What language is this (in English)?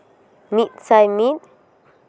Santali